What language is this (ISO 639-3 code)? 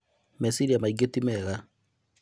kik